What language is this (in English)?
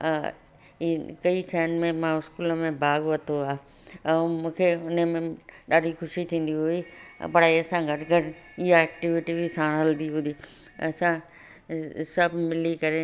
Sindhi